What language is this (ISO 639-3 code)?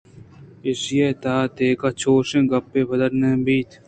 bgp